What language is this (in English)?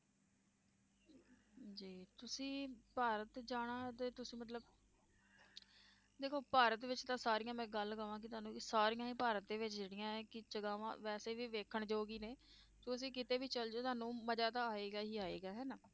Punjabi